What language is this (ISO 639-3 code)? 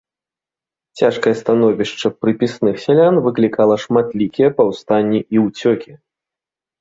bel